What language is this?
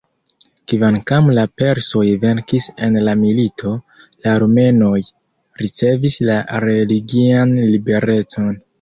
Esperanto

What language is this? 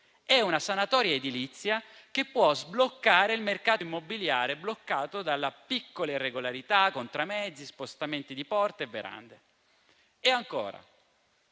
Italian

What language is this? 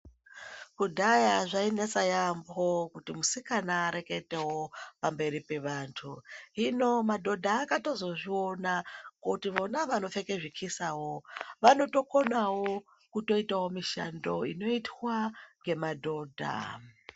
Ndau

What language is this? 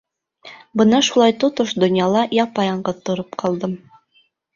Bashkir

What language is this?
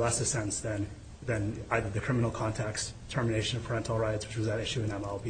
English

